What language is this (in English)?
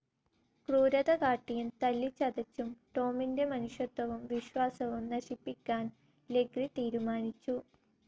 Malayalam